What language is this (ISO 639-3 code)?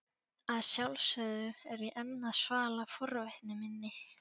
isl